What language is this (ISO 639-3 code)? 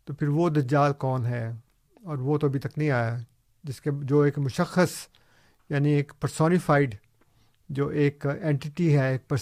urd